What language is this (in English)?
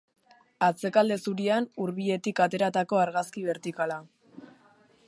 Basque